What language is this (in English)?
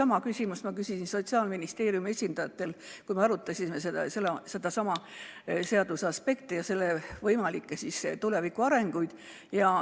Estonian